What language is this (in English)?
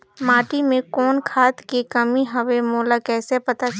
Chhattisgarhi